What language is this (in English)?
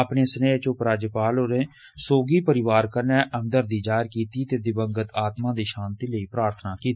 Dogri